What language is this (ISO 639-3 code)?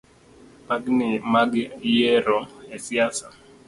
luo